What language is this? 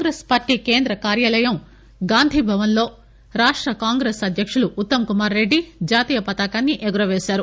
Telugu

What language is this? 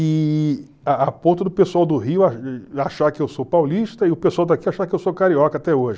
Portuguese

